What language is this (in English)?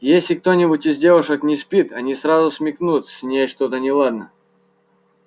Russian